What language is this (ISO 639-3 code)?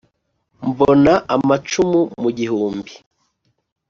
kin